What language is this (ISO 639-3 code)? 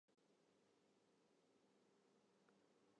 fry